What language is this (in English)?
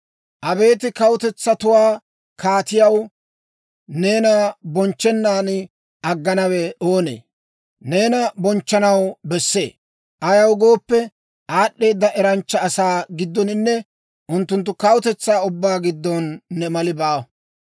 Dawro